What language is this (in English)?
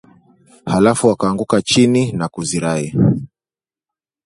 Swahili